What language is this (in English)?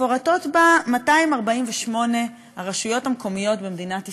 Hebrew